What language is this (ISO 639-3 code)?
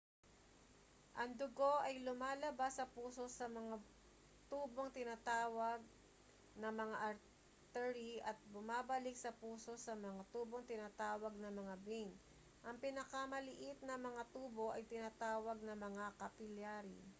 fil